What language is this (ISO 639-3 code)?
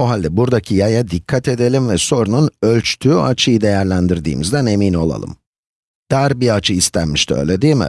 tur